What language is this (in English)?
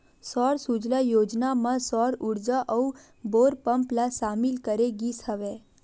Chhattisgarhi